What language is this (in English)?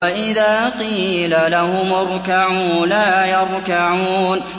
Arabic